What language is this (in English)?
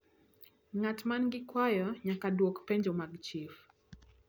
Luo (Kenya and Tanzania)